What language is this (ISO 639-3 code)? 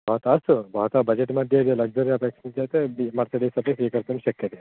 san